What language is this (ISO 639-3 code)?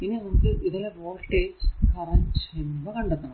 mal